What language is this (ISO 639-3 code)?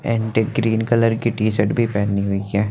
hin